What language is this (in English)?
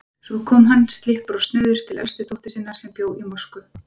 Icelandic